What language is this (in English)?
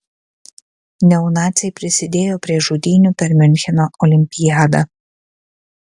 Lithuanian